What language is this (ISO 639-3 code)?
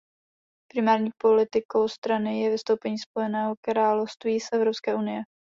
ces